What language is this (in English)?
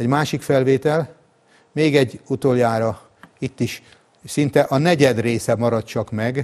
Hungarian